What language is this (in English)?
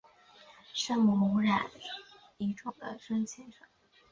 Chinese